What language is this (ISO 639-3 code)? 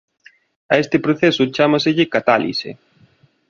glg